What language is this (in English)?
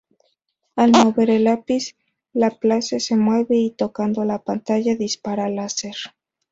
Spanish